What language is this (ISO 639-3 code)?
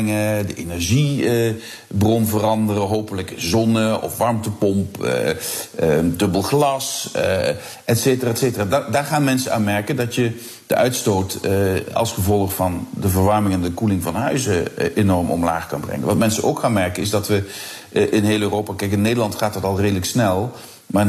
nld